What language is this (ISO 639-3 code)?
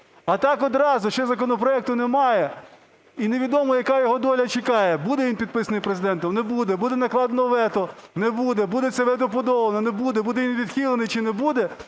ukr